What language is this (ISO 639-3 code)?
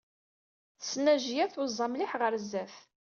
kab